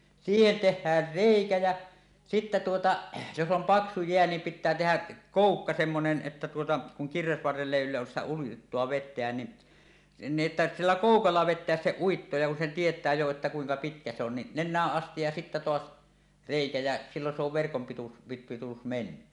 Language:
Finnish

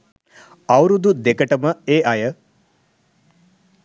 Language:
Sinhala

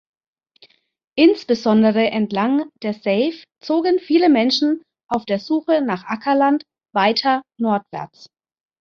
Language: German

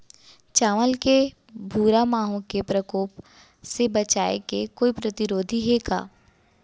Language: Chhattisgarhi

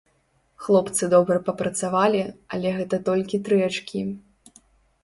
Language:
Belarusian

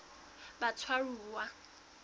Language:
Southern Sotho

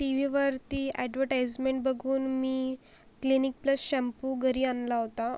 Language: Marathi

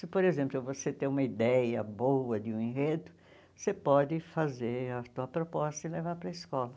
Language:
Portuguese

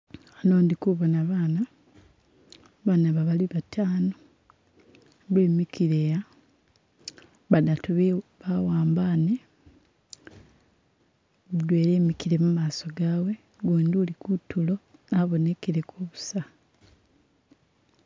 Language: Masaaba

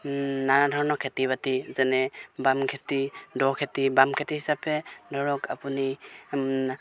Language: Assamese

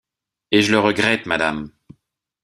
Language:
French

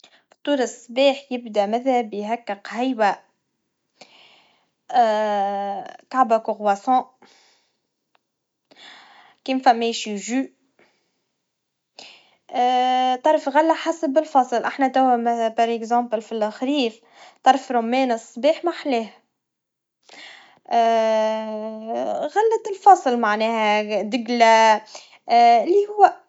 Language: Tunisian Arabic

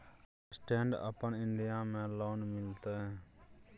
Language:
Maithili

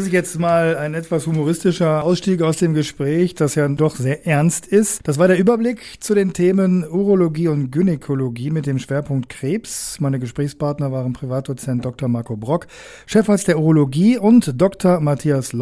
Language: German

